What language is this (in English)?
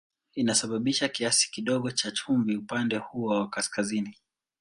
Swahili